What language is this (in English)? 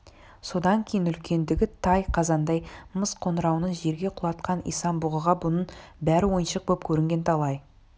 Kazakh